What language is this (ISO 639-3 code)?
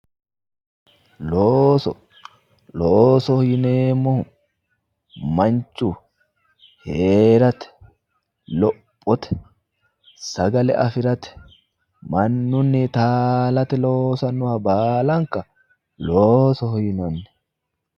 sid